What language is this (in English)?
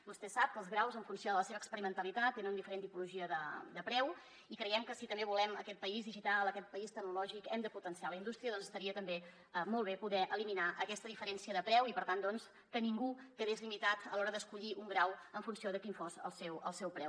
Catalan